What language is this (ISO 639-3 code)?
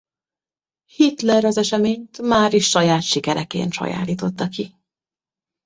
hun